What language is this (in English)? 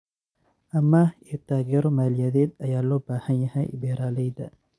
Somali